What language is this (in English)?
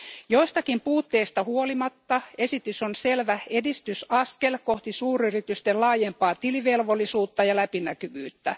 Finnish